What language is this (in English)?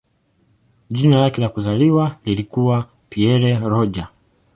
Swahili